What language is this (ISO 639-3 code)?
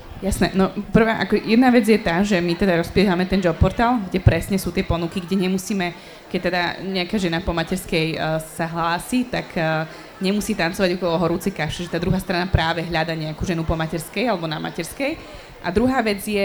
slk